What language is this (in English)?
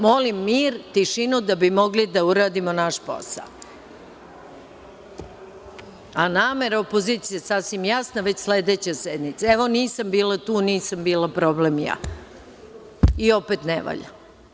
Serbian